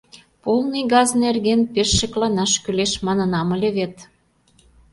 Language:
Mari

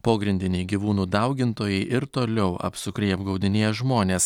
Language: Lithuanian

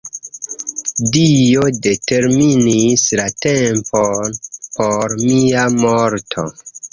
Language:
Esperanto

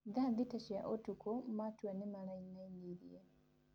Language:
Kikuyu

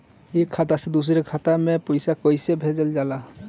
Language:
Bhojpuri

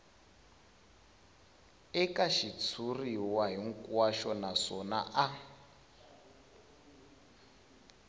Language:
Tsonga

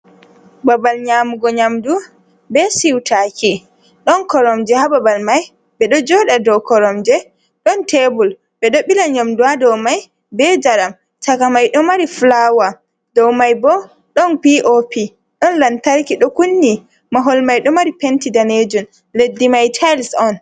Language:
Fula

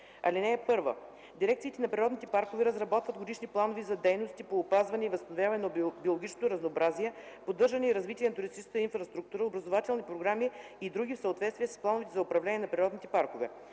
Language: Bulgarian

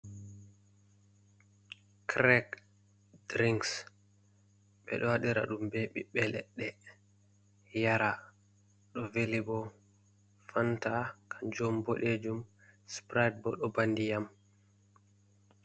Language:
Fula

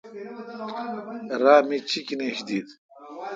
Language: Kalkoti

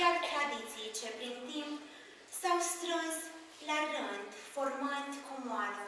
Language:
Romanian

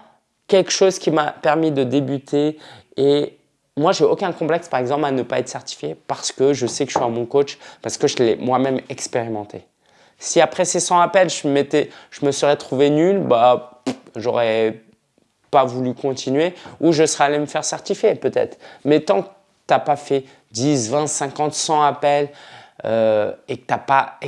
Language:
French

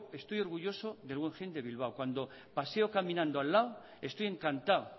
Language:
Spanish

